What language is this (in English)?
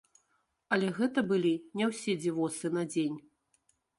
Belarusian